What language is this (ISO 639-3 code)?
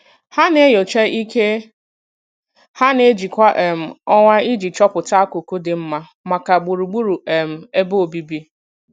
ibo